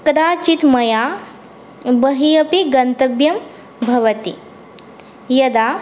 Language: Sanskrit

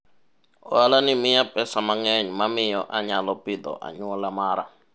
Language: Luo (Kenya and Tanzania)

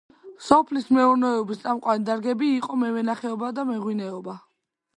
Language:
Georgian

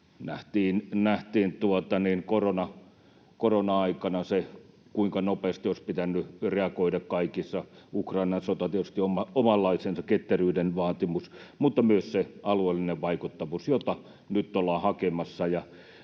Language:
Finnish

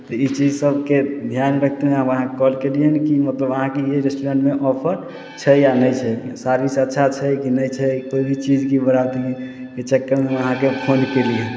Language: Maithili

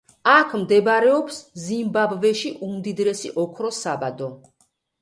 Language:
Georgian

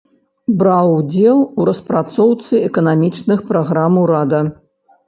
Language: Belarusian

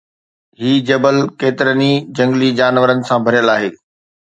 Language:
Sindhi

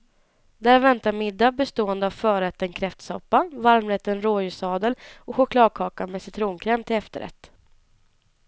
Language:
Swedish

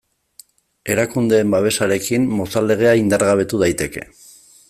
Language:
Basque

